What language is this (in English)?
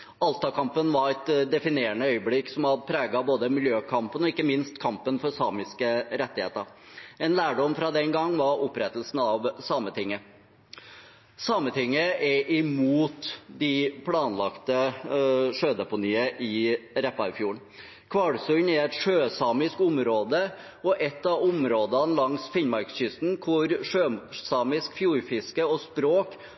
Norwegian Bokmål